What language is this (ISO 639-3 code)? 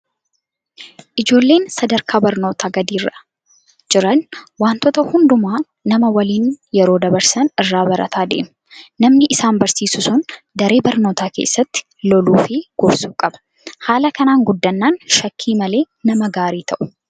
orm